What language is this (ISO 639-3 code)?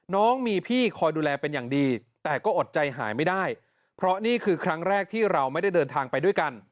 tha